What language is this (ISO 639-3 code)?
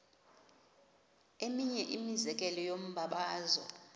xho